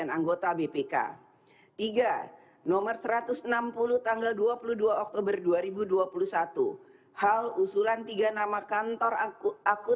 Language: Indonesian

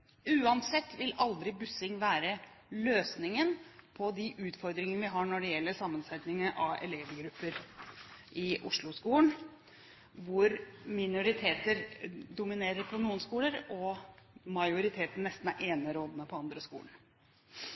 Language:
Norwegian Bokmål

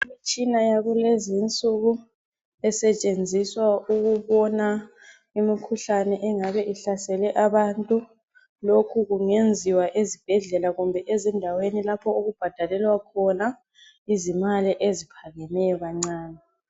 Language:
North Ndebele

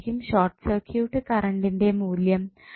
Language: Malayalam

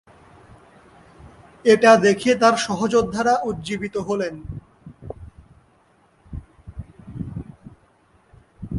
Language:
Bangla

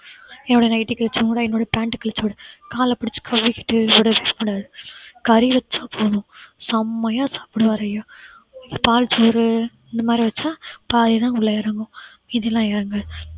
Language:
Tamil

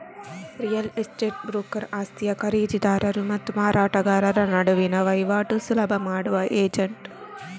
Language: Kannada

